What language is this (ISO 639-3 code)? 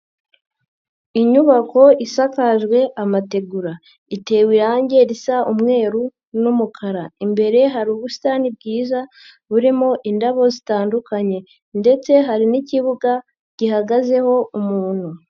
kin